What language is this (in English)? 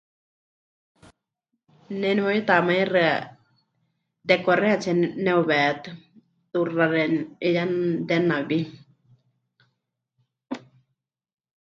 Huichol